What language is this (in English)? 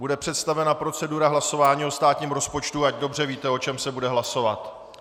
Czech